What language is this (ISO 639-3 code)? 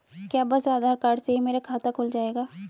hin